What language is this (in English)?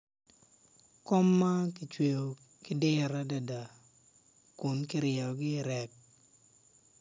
Acoli